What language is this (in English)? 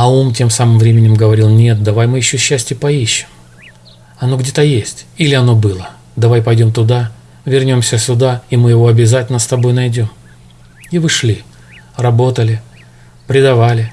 Russian